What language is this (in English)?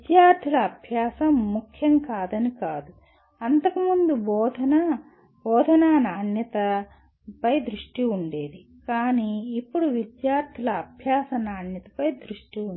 Telugu